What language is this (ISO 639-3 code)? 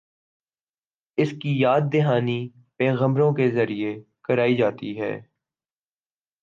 urd